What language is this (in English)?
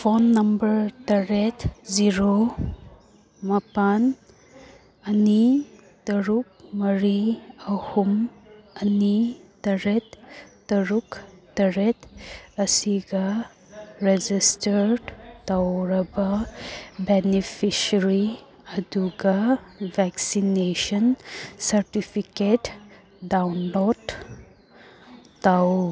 Manipuri